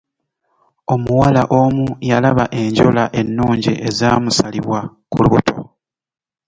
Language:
Ganda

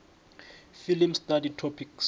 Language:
South Ndebele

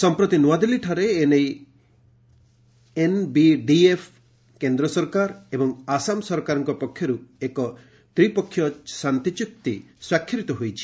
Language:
Odia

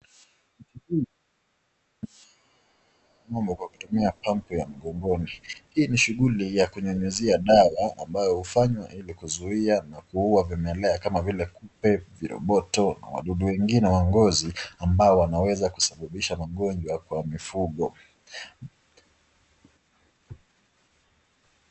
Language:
Swahili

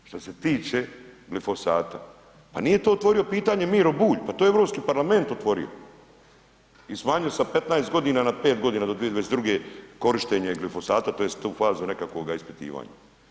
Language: Croatian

